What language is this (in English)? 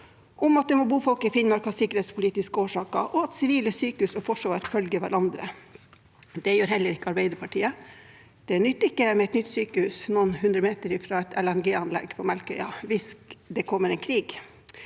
Norwegian